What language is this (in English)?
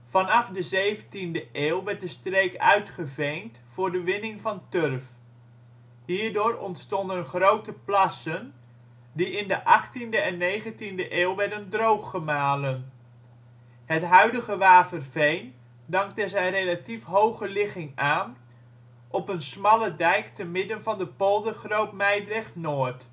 Dutch